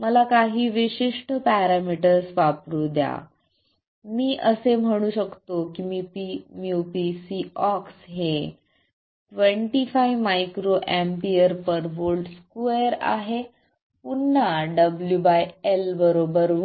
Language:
Marathi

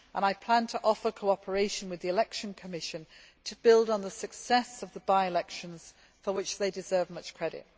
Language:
English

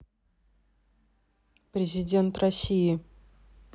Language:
Russian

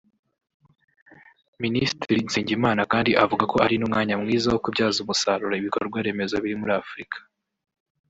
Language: Kinyarwanda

